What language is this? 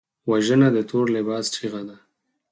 Pashto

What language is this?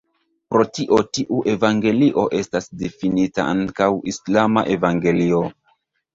Esperanto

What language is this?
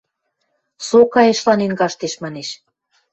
Western Mari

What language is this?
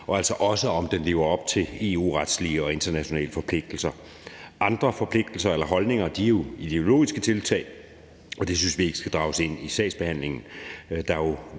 Danish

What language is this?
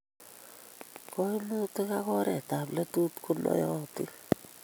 Kalenjin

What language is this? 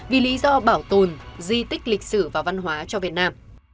Vietnamese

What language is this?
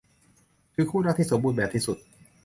Thai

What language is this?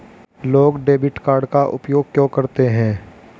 Hindi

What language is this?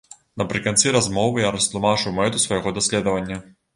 Belarusian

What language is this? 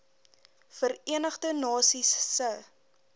Afrikaans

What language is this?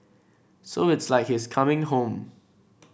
English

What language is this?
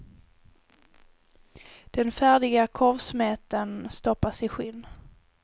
Swedish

